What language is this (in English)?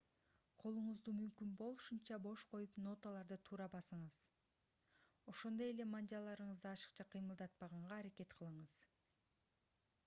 Kyrgyz